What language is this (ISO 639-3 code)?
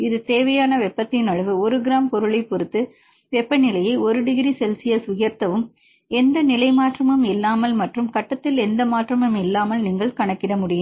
tam